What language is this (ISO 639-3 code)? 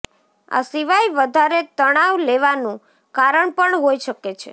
guj